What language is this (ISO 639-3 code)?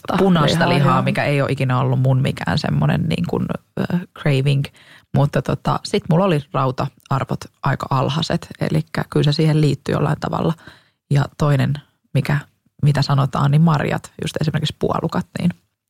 fin